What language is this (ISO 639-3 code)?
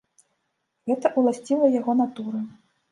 bel